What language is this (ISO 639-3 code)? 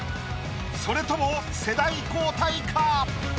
jpn